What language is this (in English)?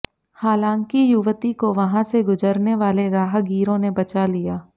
Hindi